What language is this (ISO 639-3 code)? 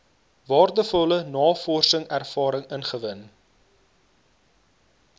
afr